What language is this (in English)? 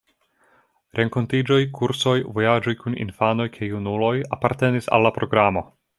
Esperanto